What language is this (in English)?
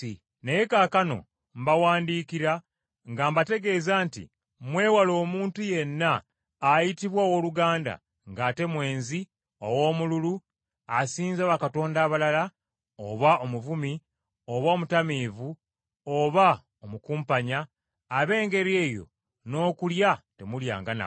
Ganda